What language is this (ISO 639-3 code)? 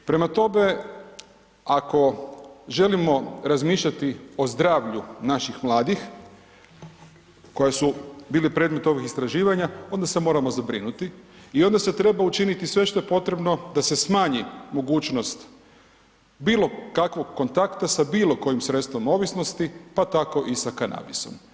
hrv